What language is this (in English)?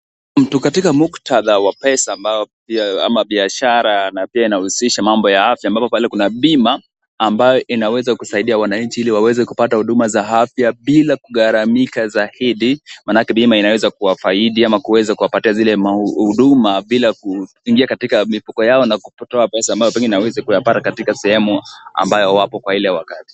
Swahili